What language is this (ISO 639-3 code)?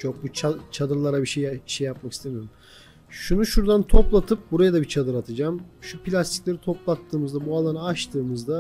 tur